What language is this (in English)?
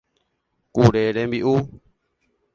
Guarani